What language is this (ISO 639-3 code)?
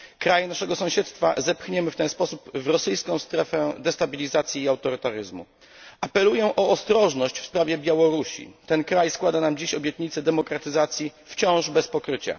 pol